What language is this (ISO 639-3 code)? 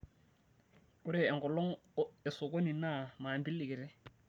mas